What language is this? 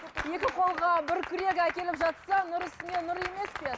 Kazakh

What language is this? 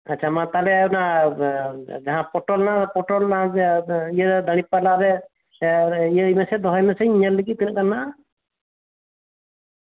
Santali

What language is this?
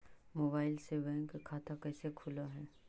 Magahi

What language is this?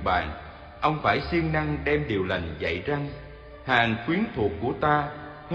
Vietnamese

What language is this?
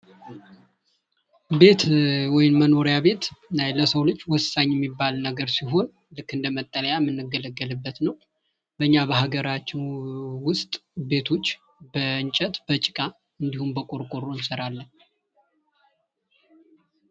Amharic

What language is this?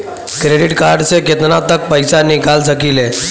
Bhojpuri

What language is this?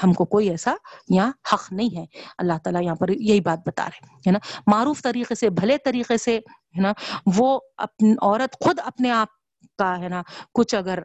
Urdu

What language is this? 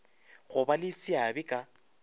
Northern Sotho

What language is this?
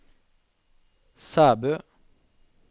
Norwegian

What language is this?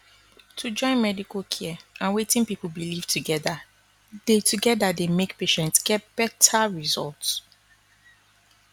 Nigerian Pidgin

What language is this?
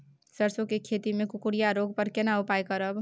Maithili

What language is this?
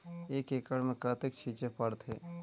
Chhattisgarhi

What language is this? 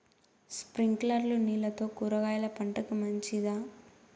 Telugu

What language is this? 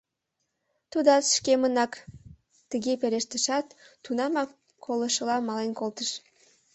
Mari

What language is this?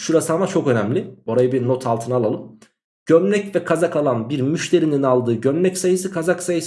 Turkish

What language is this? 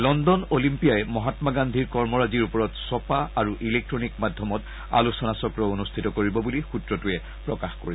Assamese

